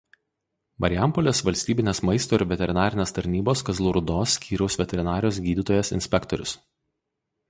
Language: Lithuanian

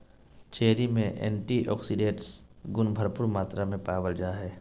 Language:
Magahi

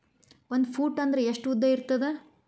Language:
Kannada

